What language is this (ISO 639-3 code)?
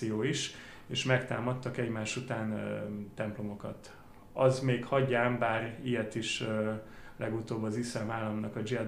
hun